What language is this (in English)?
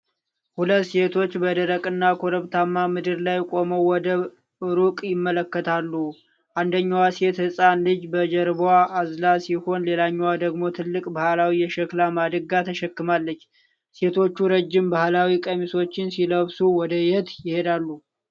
Amharic